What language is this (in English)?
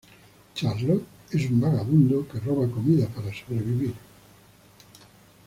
Spanish